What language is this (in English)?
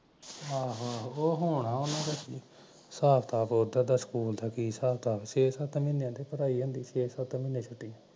Punjabi